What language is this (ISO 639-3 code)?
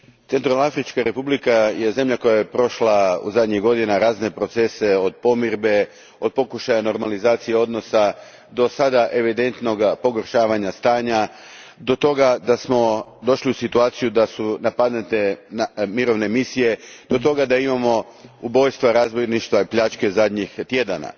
hrv